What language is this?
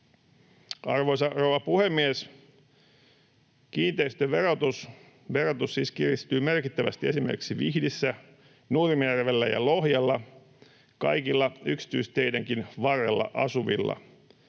Finnish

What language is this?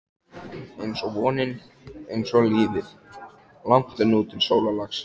Icelandic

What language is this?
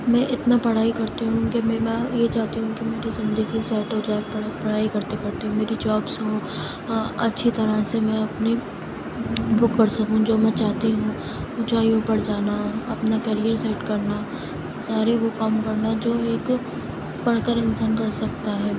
Urdu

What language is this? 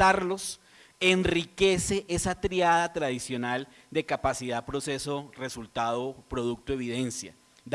Spanish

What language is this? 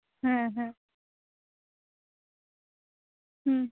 Santali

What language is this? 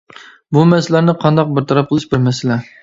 Uyghur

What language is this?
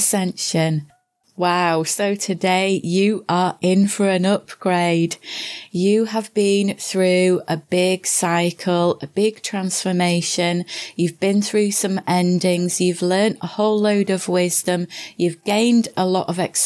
English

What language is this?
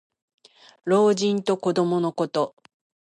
Japanese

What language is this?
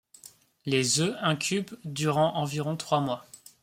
French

